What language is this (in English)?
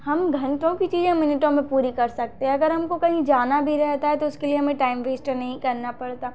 Hindi